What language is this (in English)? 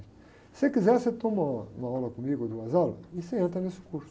Portuguese